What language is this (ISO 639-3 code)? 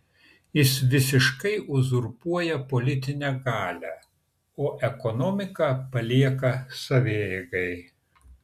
lit